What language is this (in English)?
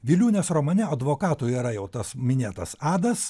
Lithuanian